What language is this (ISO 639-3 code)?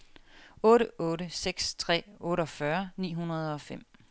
dan